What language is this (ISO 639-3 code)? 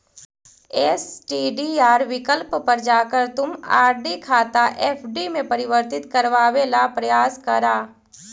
mag